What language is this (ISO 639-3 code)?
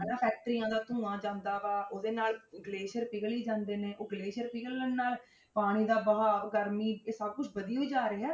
pan